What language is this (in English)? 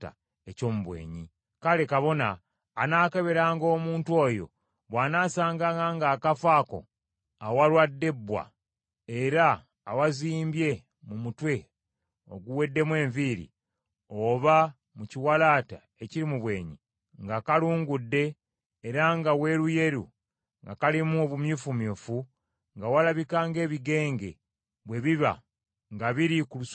Ganda